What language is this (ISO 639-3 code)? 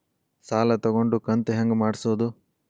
kan